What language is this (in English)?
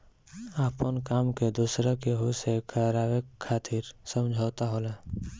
Bhojpuri